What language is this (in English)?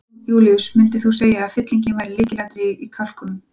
Icelandic